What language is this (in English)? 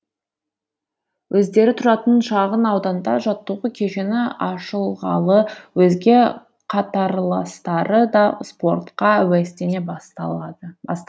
Kazakh